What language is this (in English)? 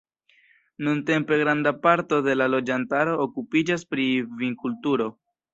Esperanto